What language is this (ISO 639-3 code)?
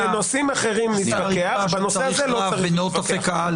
heb